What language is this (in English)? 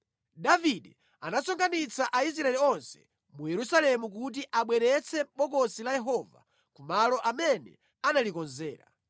Nyanja